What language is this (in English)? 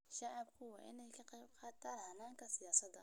Somali